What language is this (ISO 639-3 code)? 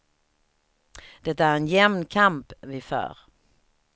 swe